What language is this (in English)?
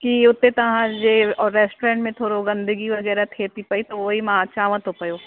Sindhi